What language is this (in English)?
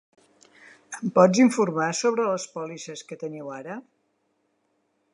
Catalan